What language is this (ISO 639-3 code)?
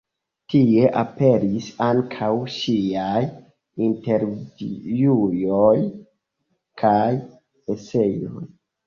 epo